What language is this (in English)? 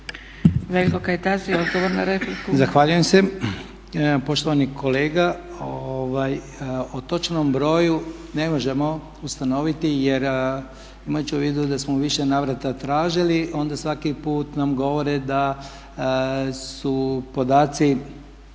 Croatian